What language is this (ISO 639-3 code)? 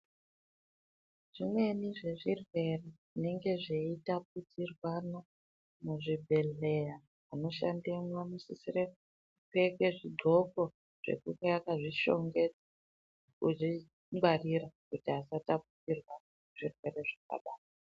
ndc